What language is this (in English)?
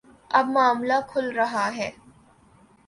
Urdu